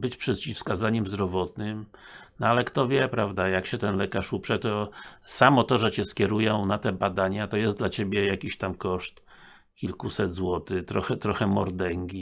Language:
Polish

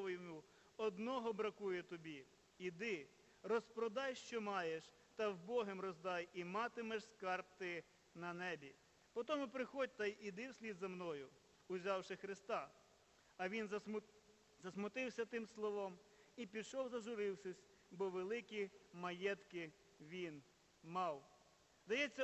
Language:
Ukrainian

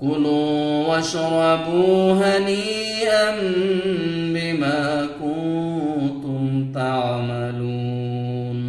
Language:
Arabic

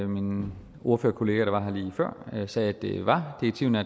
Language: Danish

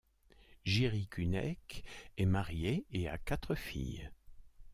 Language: French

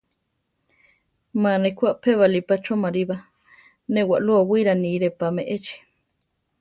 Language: Central Tarahumara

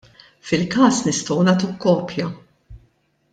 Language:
Maltese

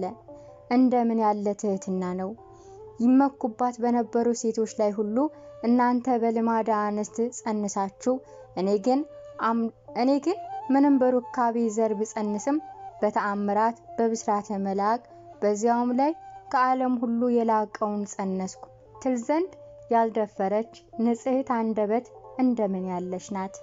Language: Arabic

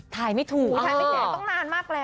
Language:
Thai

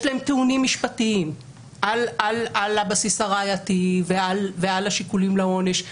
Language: Hebrew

